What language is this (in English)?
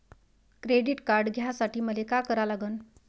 Marathi